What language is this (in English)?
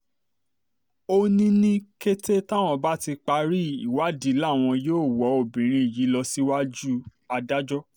Yoruba